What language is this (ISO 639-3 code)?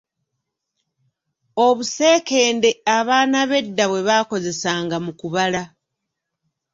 lug